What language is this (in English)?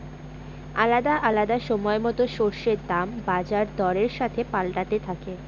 Bangla